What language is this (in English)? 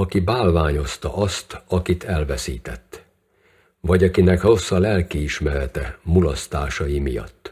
Hungarian